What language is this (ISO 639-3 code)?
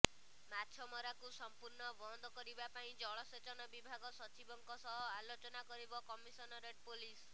ori